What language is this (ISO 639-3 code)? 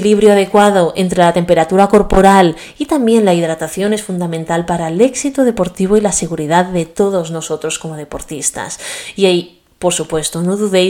spa